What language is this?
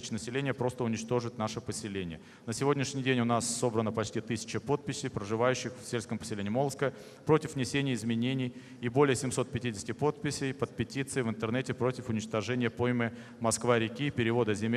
Russian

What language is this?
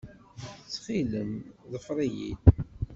Kabyle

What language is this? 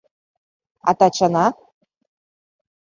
Mari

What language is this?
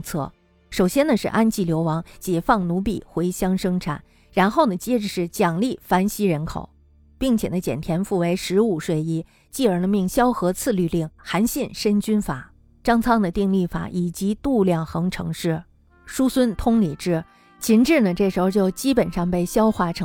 Chinese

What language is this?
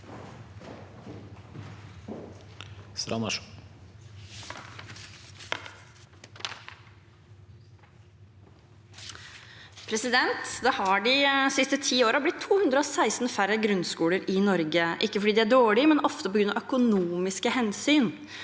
Norwegian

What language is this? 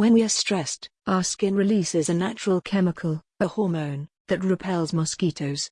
English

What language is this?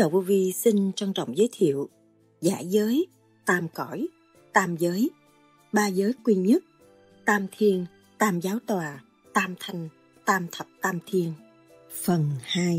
Vietnamese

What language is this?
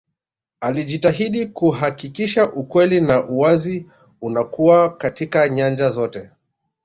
Swahili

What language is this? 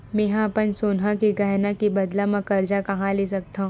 Chhattisgarhi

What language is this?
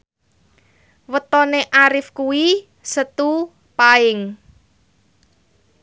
Javanese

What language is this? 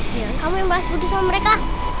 Indonesian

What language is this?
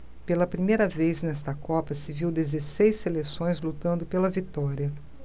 Portuguese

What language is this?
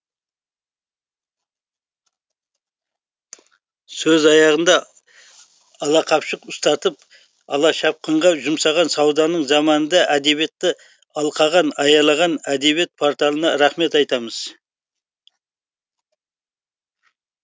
Kazakh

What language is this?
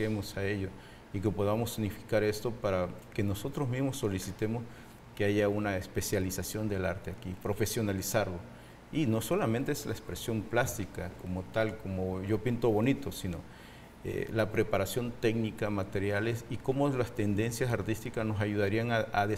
Spanish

